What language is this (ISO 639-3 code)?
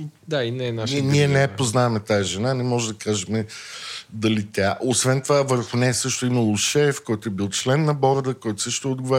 bul